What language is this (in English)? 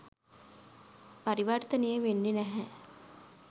Sinhala